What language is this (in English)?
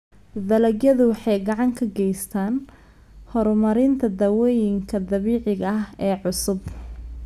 Somali